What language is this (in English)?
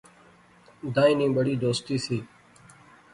Pahari-Potwari